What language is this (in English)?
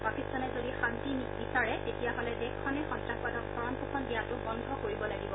Assamese